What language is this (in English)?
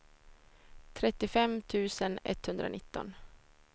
Swedish